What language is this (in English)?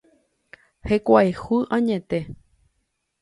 Guarani